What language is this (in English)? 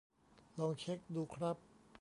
Thai